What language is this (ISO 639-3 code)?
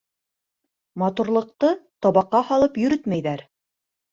bak